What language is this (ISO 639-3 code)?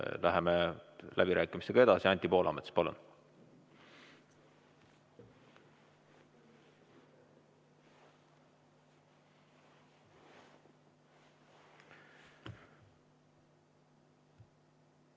est